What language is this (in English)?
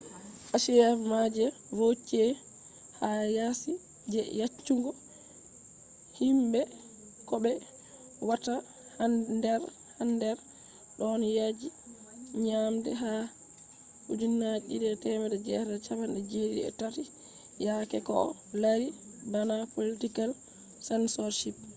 Fula